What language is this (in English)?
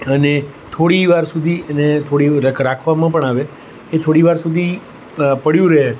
Gujarati